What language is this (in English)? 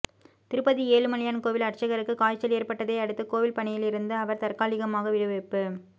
Tamil